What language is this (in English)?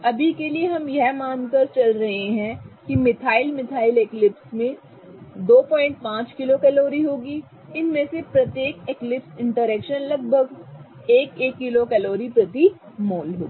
Hindi